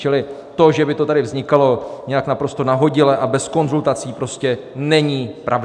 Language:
Czech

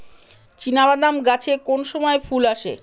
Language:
Bangla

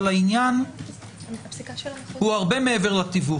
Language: Hebrew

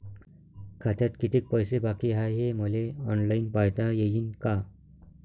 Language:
Marathi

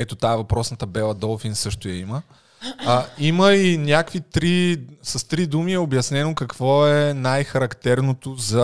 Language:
Bulgarian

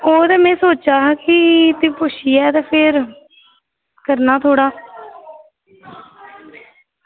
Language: Dogri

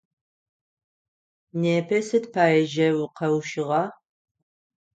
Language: Adyghe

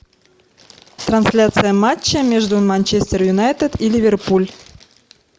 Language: Russian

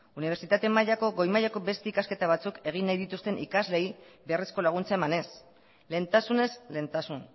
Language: Basque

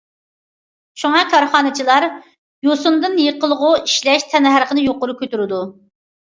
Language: Uyghur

